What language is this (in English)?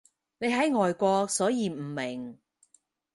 Cantonese